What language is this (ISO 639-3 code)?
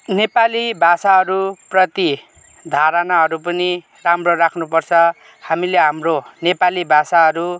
nep